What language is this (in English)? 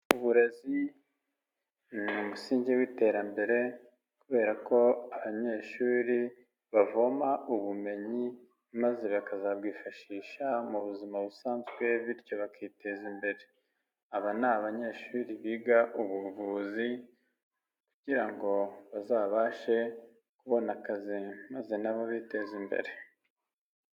Kinyarwanda